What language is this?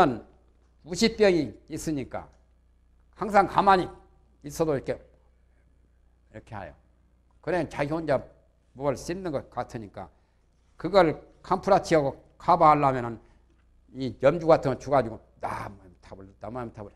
Korean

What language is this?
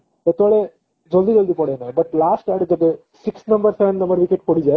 Odia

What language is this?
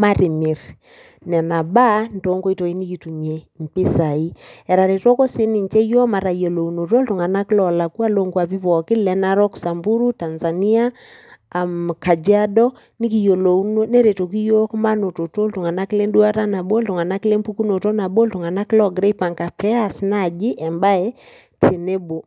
Masai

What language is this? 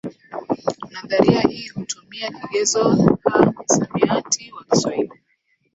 Swahili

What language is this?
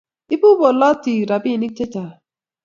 Kalenjin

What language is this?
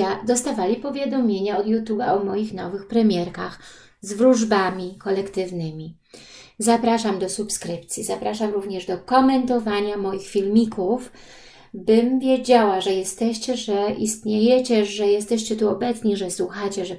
Polish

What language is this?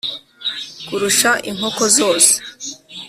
Kinyarwanda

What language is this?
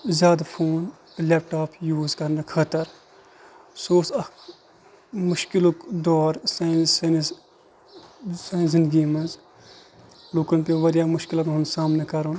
Kashmiri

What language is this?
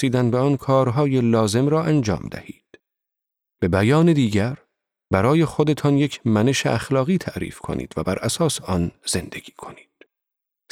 Persian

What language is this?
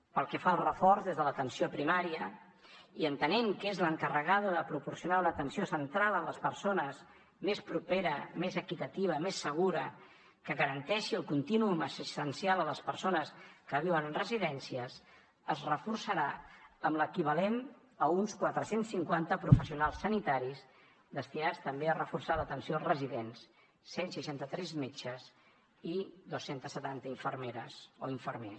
Catalan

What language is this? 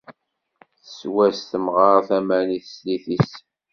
Kabyle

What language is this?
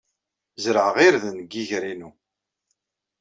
Kabyle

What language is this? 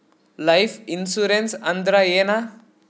Kannada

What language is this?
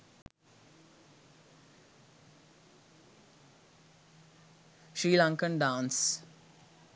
Sinhala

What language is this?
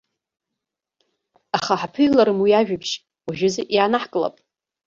Abkhazian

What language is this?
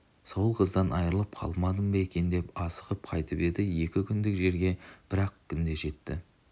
Kazakh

